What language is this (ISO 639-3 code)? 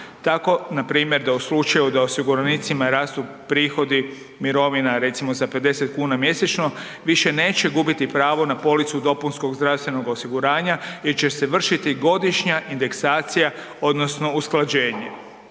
hrv